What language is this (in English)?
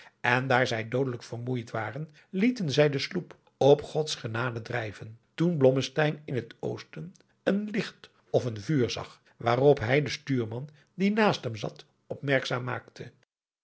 Dutch